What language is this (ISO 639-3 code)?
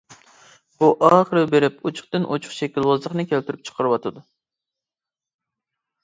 uig